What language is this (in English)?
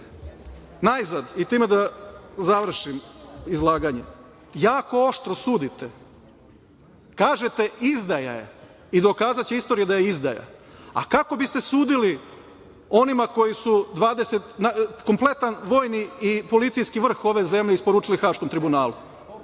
Serbian